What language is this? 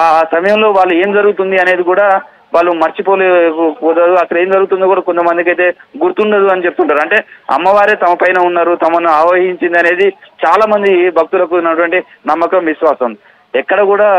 Telugu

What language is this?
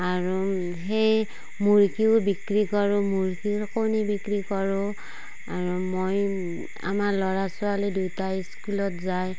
Assamese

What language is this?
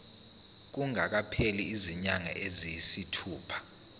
Zulu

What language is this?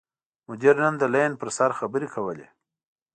Pashto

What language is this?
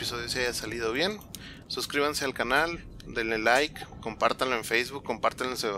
Spanish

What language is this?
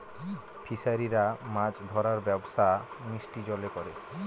Bangla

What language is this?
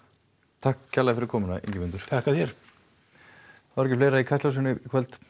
Icelandic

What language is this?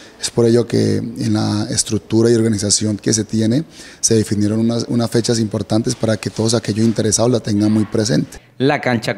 Spanish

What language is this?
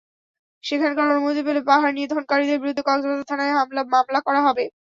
Bangla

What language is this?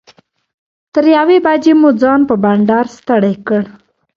Pashto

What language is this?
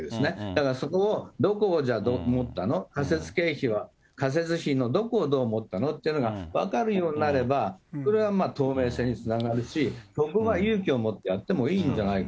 Japanese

